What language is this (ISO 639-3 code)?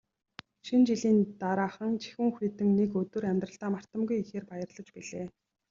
mon